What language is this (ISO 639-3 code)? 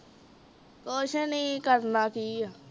pan